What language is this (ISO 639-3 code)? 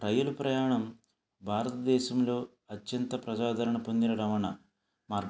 tel